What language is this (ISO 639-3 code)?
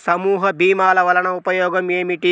tel